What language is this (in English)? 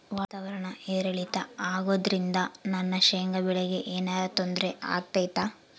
Kannada